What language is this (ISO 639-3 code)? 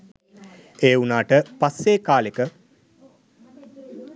sin